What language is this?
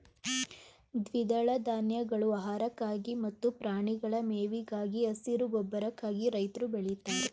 Kannada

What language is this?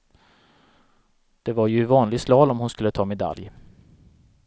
Swedish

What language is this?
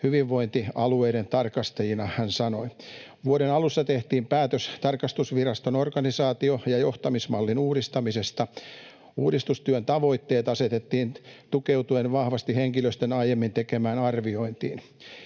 Finnish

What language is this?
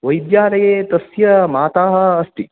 Sanskrit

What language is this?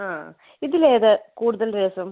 Malayalam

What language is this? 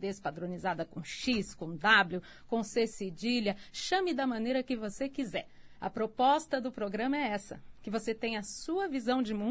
Portuguese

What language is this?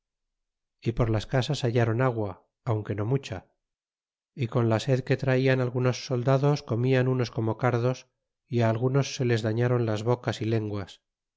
Spanish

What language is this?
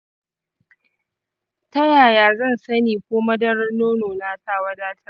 Hausa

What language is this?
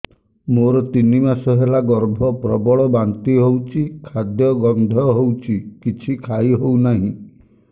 Odia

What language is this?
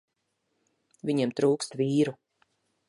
Latvian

